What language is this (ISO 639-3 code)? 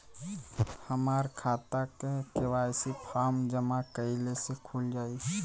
bho